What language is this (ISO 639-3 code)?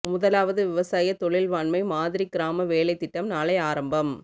tam